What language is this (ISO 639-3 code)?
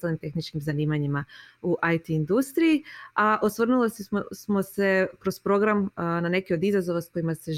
hrv